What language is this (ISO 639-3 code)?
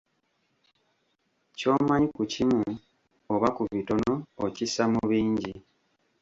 lug